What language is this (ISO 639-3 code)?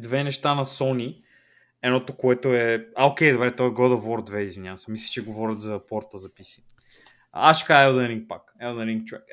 bul